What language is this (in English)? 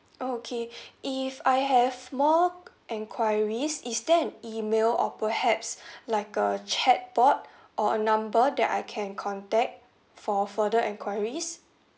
English